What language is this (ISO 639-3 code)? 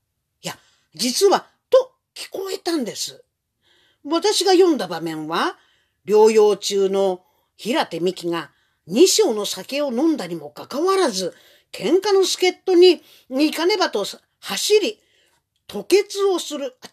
jpn